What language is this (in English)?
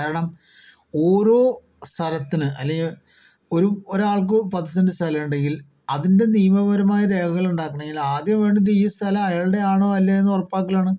Malayalam